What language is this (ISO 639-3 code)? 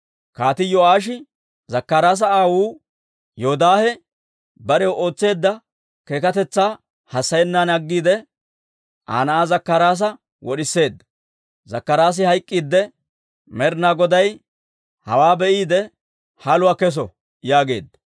dwr